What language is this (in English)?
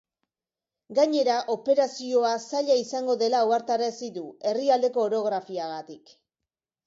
Basque